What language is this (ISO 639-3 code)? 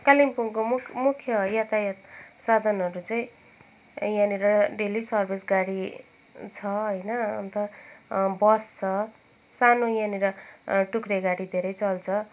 nep